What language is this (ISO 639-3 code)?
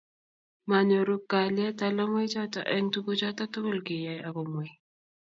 kln